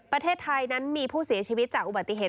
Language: Thai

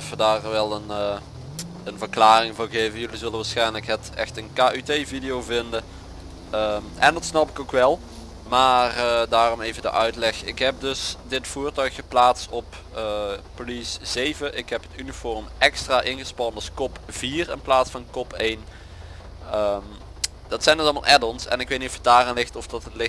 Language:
Dutch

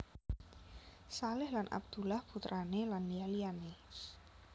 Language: Javanese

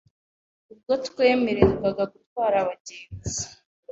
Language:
Kinyarwanda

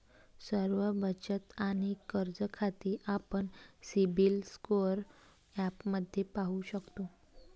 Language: Marathi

